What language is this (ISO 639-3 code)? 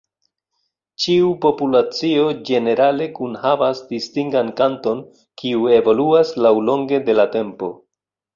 epo